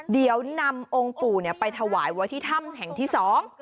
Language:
Thai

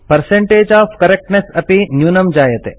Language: Sanskrit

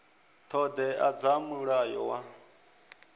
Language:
Venda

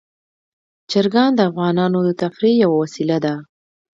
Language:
Pashto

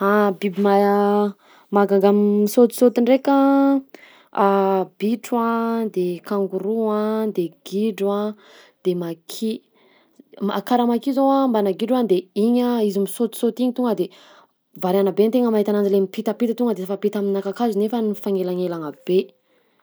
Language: Southern Betsimisaraka Malagasy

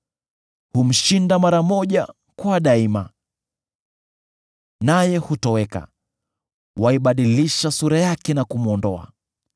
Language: Swahili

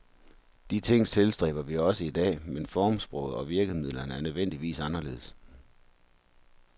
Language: Danish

